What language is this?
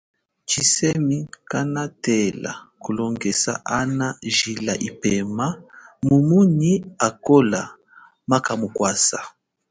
Chokwe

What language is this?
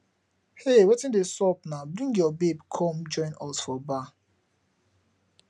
Nigerian Pidgin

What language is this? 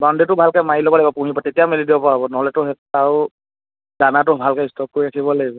Assamese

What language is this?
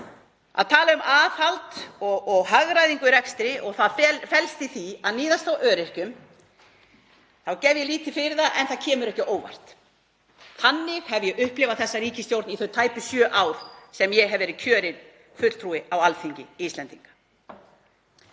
Icelandic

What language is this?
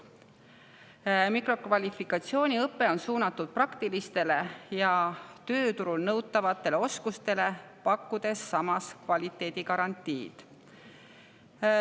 Estonian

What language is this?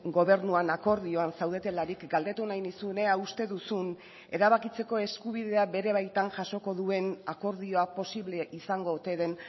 Basque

